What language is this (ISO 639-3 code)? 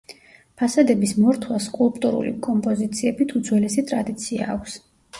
kat